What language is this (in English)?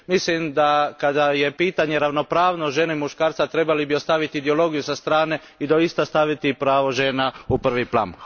Croatian